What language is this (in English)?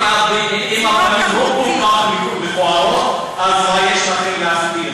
Hebrew